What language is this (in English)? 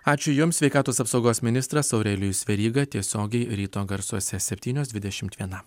Lithuanian